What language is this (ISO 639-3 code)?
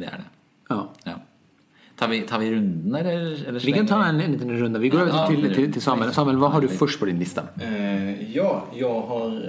swe